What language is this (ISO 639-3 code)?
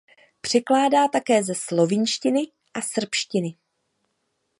ces